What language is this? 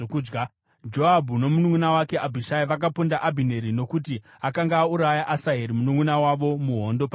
Shona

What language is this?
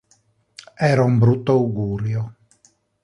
Italian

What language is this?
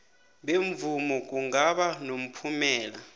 South Ndebele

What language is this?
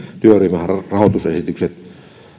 Finnish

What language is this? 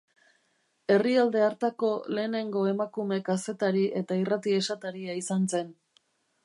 Basque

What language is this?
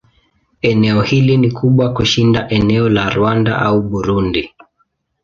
Swahili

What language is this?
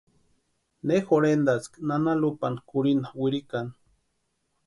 Western Highland Purepecha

